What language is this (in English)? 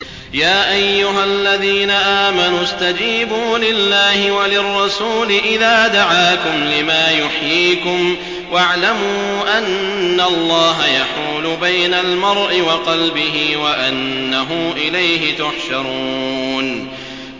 Arabic